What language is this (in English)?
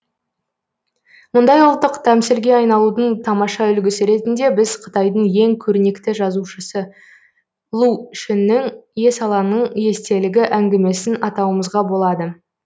Kazakh